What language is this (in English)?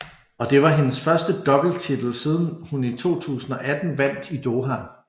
Danish